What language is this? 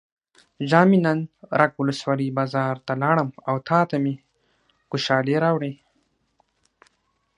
Pashto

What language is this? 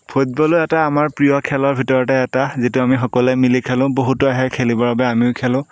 Assamese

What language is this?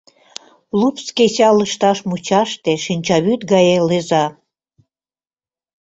Mari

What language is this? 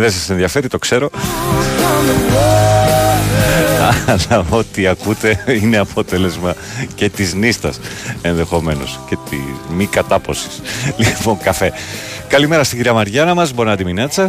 Greek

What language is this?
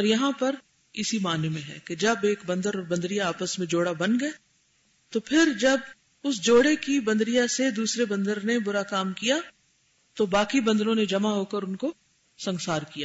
Urdu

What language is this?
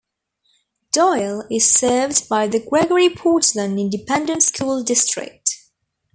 English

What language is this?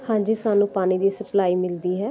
Punjabi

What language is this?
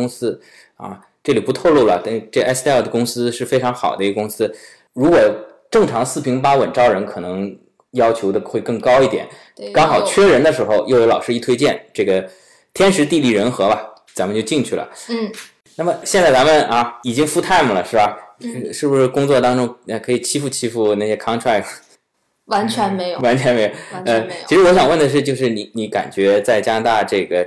Chinese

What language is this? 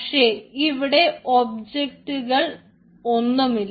Malayalam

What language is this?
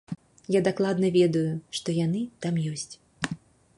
Belarusian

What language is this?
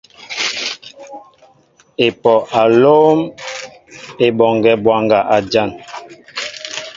Mbo (Cameroon)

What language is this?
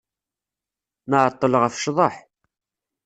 Kabyle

